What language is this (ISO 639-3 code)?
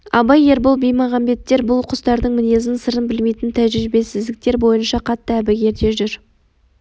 kaz